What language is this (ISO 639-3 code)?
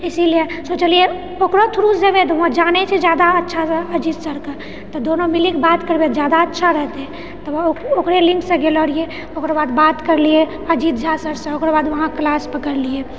mai